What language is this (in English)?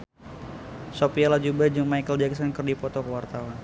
Sundanese